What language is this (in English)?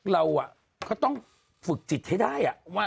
Thai